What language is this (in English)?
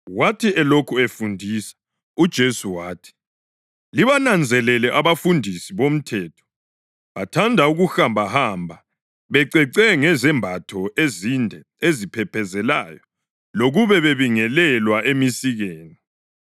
North Ndebele